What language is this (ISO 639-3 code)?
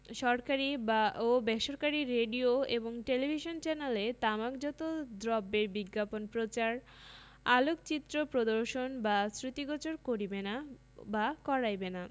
ben